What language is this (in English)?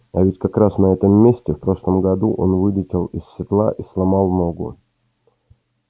Russian